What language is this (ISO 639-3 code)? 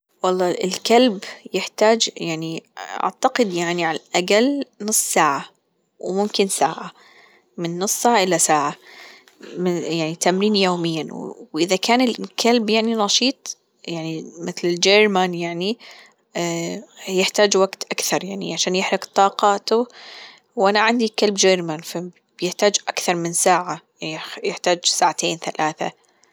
afb